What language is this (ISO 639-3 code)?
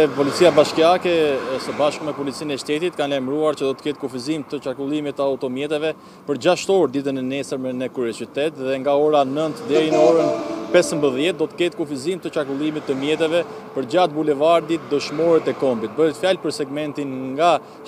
ron